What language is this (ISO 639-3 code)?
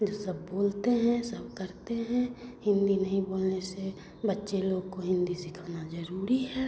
hin